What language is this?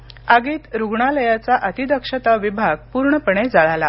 Marathi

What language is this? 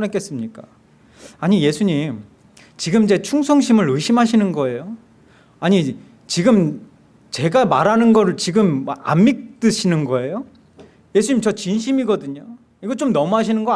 Korean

